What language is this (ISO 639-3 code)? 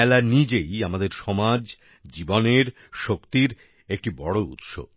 ben